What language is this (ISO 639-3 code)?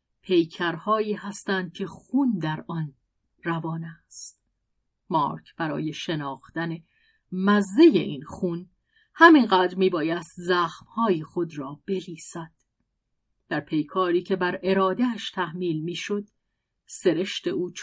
fas